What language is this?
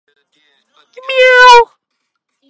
English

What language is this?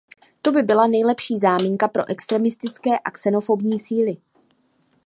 Czech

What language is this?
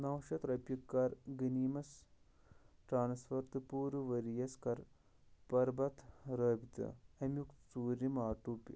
Kashmiri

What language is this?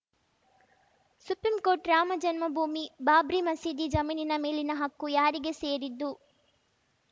Kannada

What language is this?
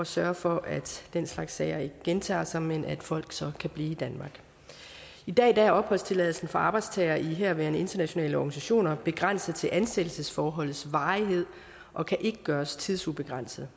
Danish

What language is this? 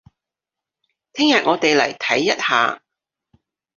Cantonese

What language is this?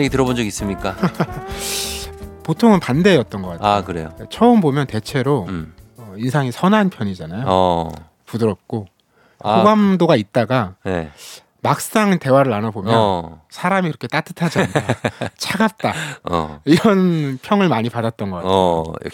Korean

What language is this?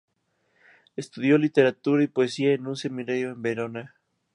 Spanish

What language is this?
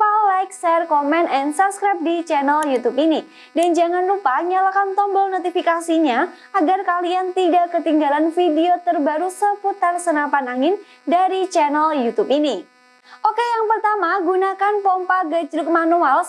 Indonesian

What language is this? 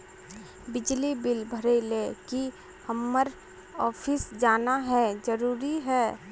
Magahi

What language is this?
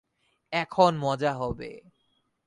Bangla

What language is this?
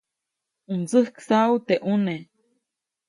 Copainalá Zoque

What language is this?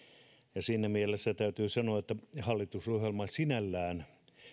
Finnish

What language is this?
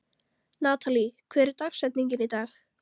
Icelandic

